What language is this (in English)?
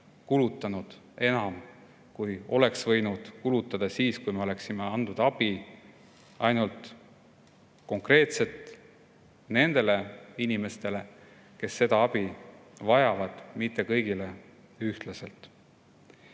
Estonian